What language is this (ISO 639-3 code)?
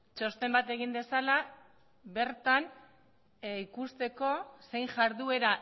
eus